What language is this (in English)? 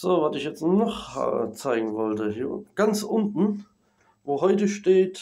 German